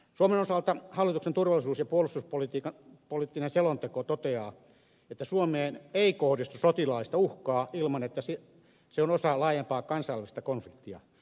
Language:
Finnish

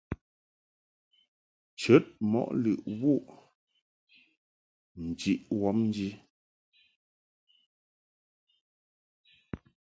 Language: Mungaka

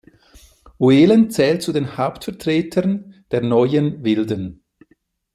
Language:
German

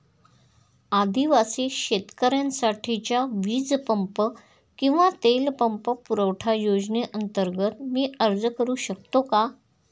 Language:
Marathi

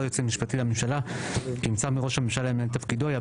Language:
Hebrew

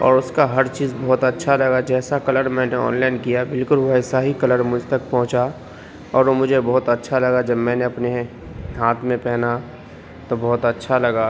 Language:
Urdu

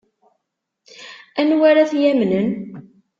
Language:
Kabyle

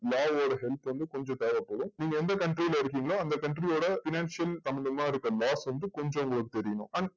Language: Tamil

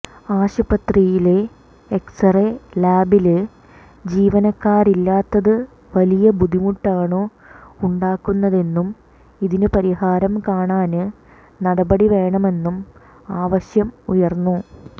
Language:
Malayalam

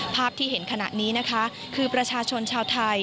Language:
Thai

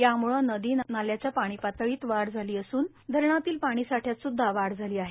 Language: Marathi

